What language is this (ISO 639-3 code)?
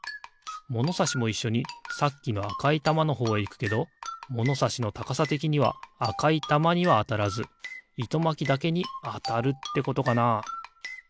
jpn